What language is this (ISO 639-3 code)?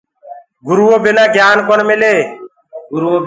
ggg